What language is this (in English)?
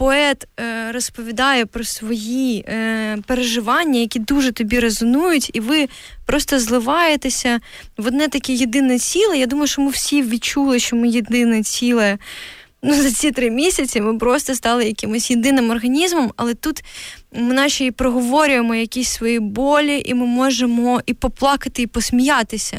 Ukrainian